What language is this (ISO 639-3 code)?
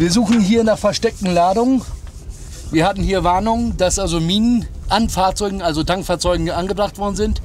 deu